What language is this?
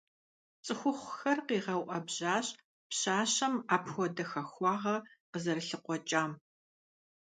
Kabardian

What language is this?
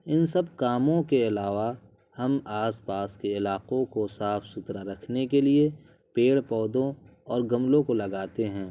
Urdu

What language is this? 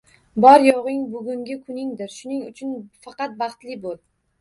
Uzbek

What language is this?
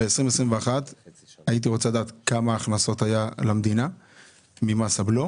Hebrew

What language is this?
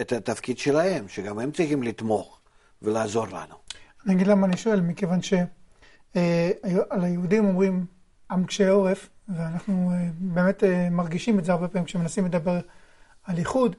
Hebrew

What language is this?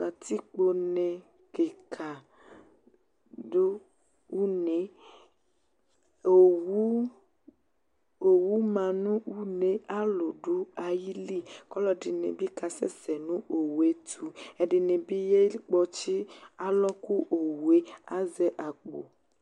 Ikposo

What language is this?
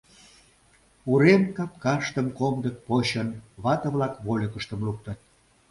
Mari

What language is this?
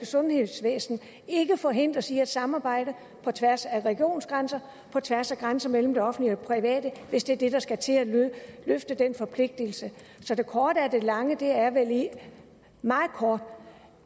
Danish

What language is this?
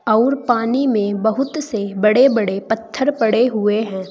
Hindi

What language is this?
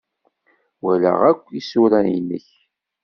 Kabyle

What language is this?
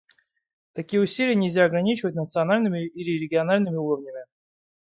Russian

